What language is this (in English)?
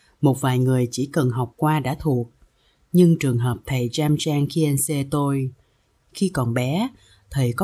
Vietnamese